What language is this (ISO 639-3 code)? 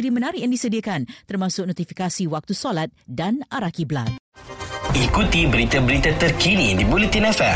msa